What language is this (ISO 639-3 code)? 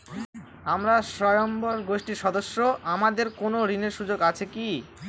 ben